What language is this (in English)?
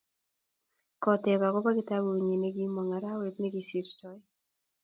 Kalenjin